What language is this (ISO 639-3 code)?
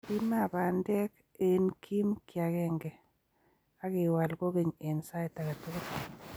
kln